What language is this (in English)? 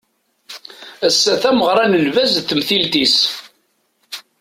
Kabyle